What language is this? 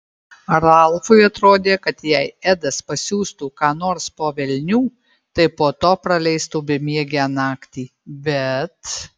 Lithuanian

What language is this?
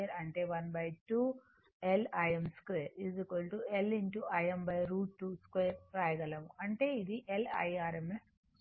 Telugu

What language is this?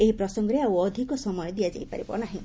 Odia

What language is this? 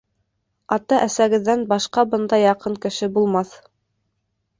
Bashkir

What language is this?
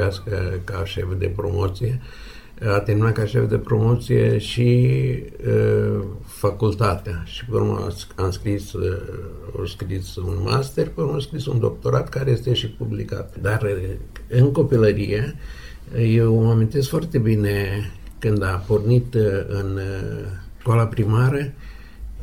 Romanian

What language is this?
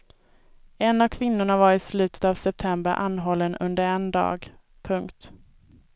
Swedish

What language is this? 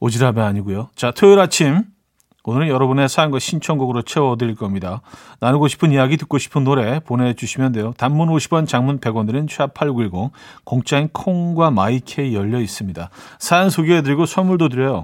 Korean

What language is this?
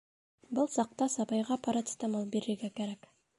Bashkir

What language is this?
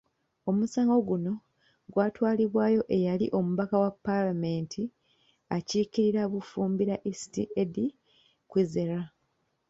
Ganda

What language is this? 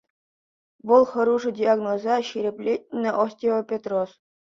Chuvash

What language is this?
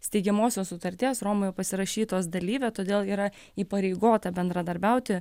Lithuanian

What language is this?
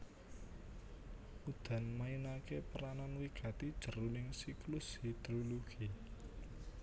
Javanese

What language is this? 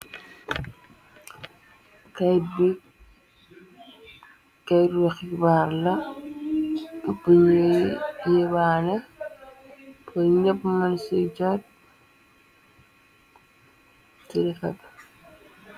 Wolof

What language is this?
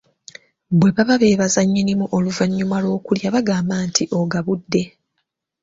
Ganda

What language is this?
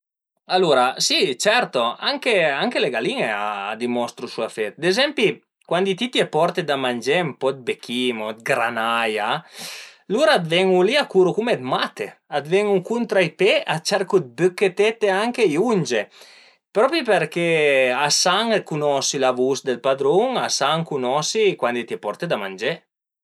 Piedmontese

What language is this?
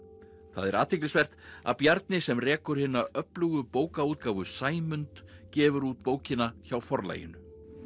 Icelandic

